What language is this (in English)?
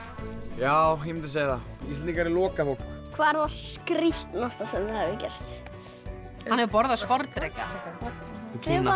Icelandic